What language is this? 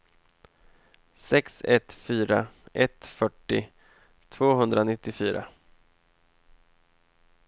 Swedish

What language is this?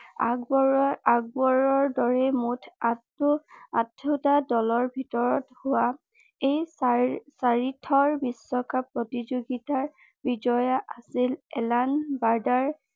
Assamese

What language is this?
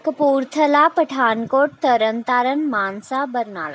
Punjabi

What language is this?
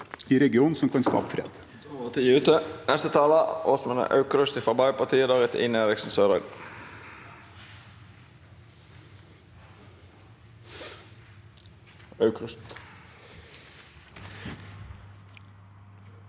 Norwegian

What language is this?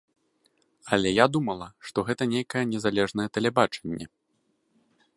Belarusian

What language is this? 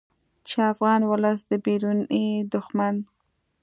Pashto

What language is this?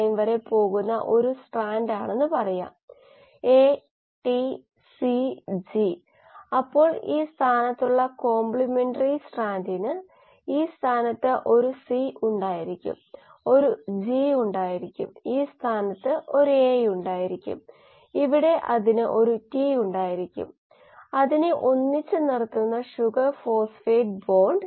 Malayalam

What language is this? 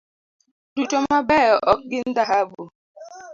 Luo (Kenya and Tanzania)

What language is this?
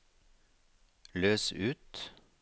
Norwegian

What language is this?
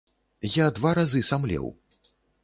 Belarusian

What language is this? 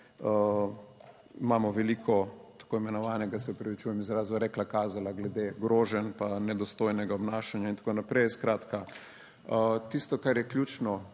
Slovenian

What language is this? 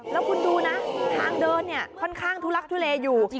Thai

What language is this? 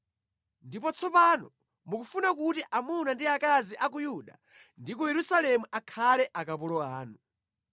Nyanja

